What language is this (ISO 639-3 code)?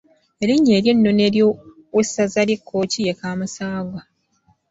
lug